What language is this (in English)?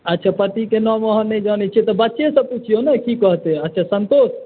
Maithili